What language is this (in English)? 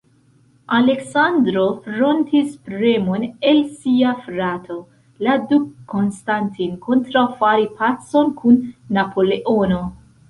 Esperanto